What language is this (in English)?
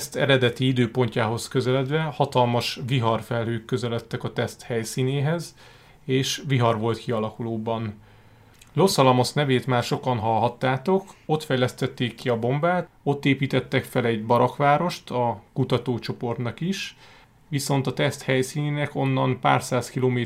Hungarian